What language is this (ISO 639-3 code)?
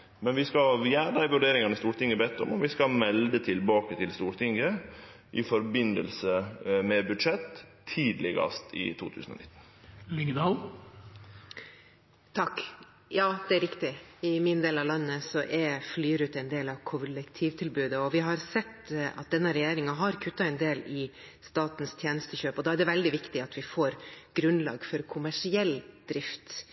nor